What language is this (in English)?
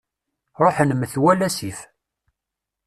Kabyle